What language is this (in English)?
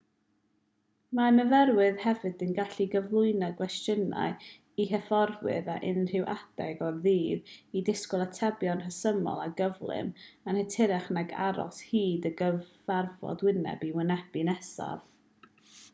Welsh